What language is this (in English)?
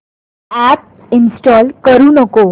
Marathi